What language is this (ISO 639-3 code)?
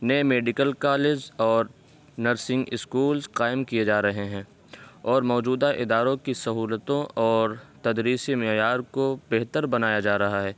urd